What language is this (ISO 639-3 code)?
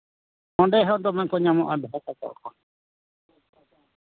sat